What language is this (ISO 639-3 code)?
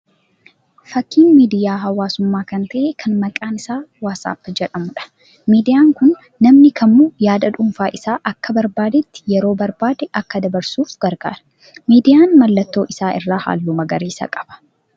orm